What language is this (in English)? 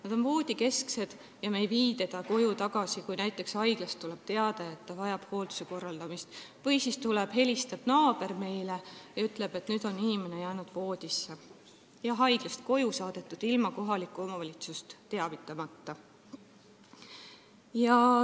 Estonian